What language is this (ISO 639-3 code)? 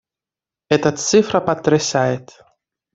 rus